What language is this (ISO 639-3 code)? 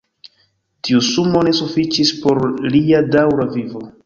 epo